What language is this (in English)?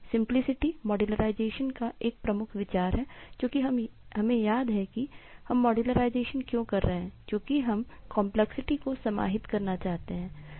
Hindi